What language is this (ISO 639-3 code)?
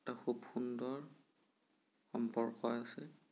asm